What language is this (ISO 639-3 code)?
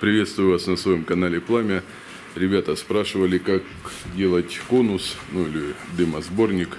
rus